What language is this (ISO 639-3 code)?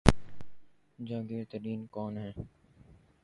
urd